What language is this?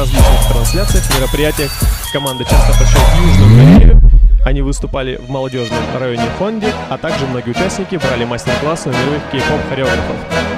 Russian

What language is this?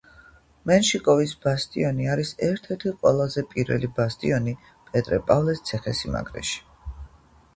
Georgian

